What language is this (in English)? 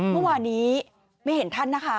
Thai